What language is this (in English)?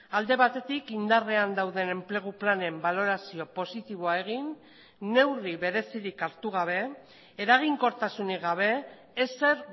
Basque